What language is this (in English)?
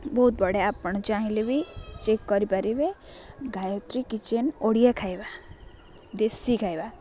Odia